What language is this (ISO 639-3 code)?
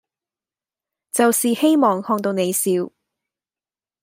yue